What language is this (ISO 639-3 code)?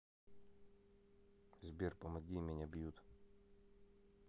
rus